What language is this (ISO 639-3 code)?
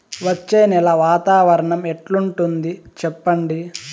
tel